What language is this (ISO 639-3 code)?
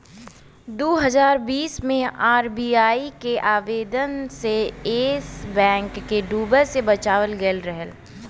bho